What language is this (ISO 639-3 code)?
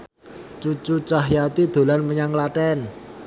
jav